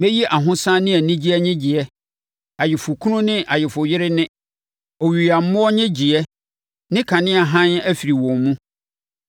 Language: Akan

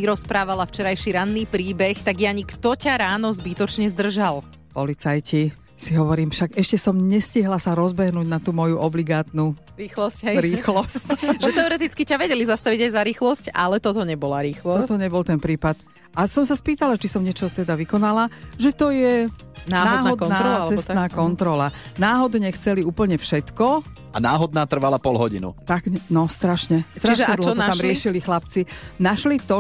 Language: Slovak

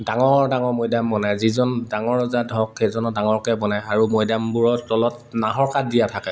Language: Assamese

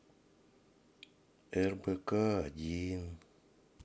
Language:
Russian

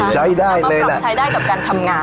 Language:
Thai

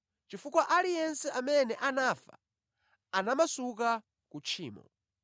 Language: Nyanja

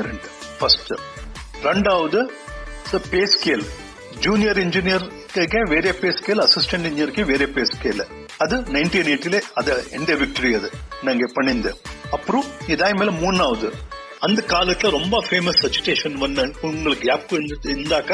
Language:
Kannada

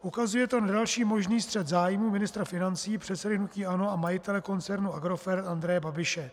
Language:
Czech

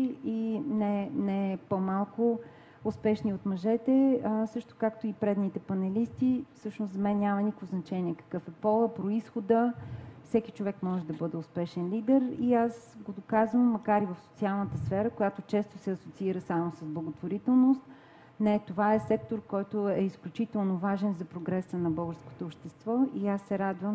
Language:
Bulgarian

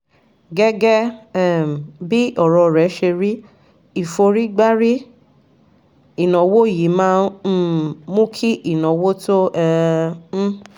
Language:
Yoruba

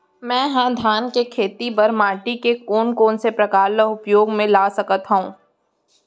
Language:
Chhattisgarhi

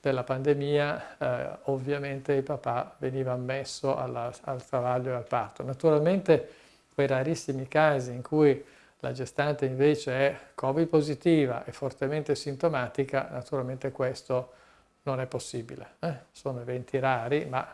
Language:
Italian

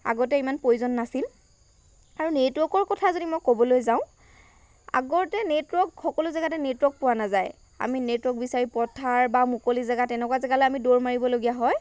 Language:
Assamese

